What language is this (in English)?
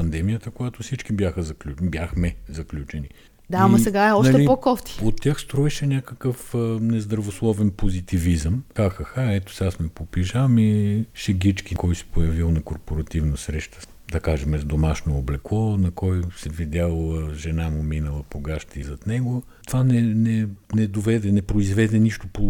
Bulgarian